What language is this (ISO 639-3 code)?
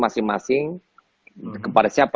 ind